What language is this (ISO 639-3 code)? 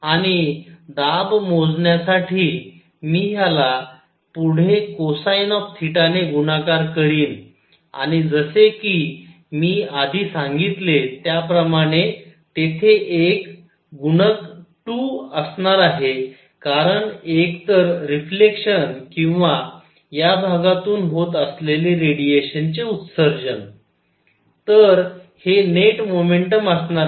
mar